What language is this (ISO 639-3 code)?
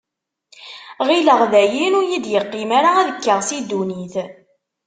kab